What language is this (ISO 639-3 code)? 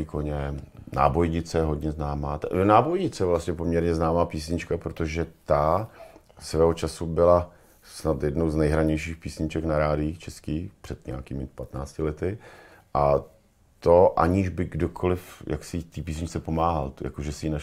ces